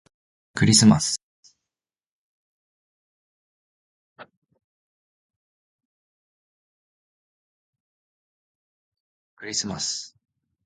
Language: Japanese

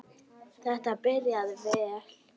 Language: Icelandic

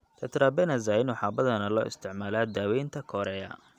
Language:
Somali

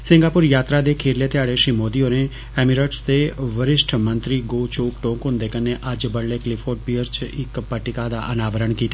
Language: Dogri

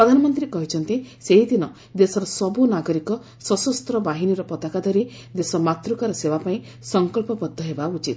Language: Odia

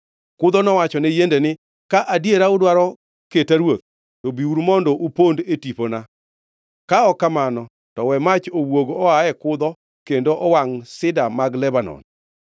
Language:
Luo (Kenya and Tanzania)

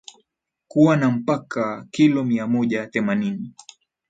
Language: Swahili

